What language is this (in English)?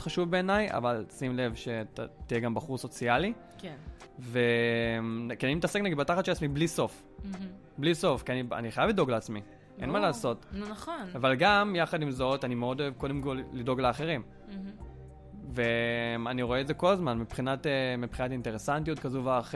Hebrew